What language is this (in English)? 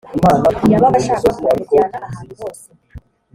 Kinyarwanda